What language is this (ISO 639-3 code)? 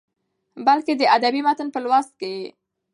pus